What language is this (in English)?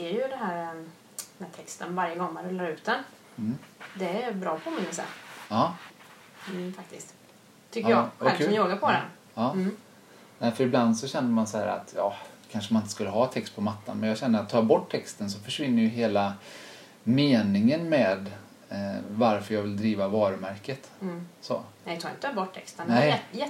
Swedish